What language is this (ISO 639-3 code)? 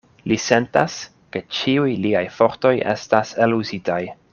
epo